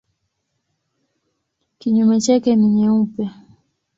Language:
Swahili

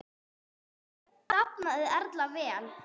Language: Icelandic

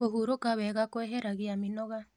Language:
Kikuyu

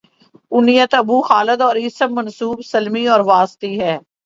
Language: Urdu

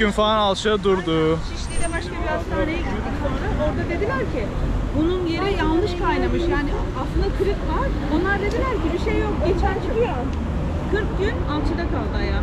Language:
Turkish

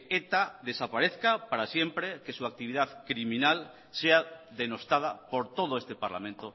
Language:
Spanish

